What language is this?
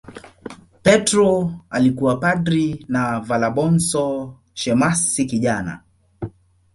Swahili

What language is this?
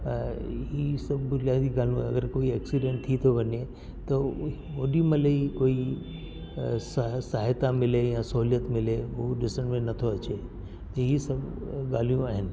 Sindhi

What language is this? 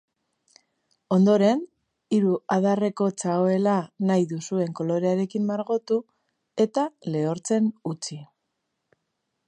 Basque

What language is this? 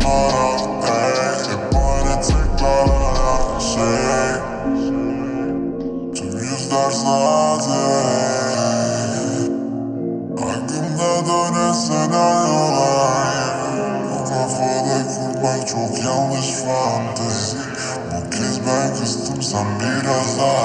Turkish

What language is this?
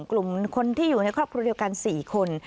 Thai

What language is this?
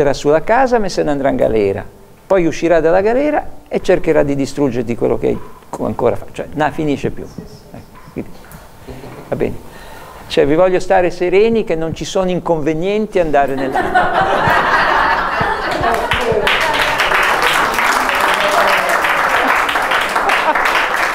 Italian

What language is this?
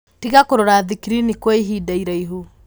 Kikuyu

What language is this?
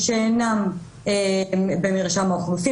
Hebrew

